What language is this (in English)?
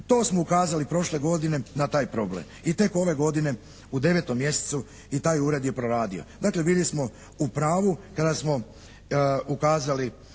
Croatian